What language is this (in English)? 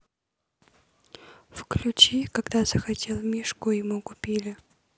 Russian